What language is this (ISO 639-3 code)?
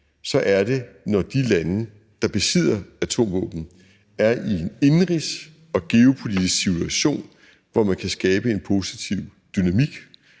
dan